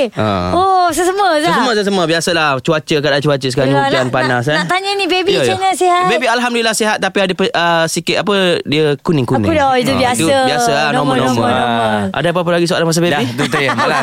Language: Malay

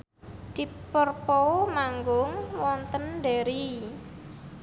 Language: Javanese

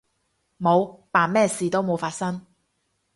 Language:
Cantonese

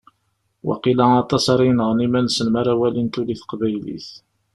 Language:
Kabyle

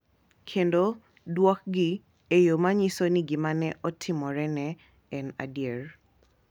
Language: Luo (Kenya and Tanzania)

